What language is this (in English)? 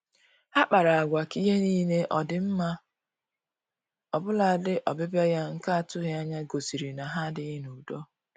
Igbo